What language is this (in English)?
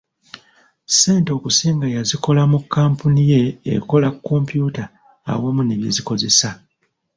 Ganda